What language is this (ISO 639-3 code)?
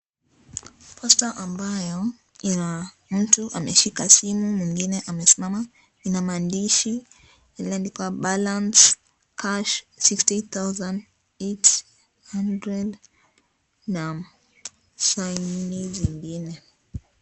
swa